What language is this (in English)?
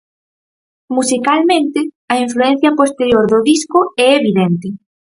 Galician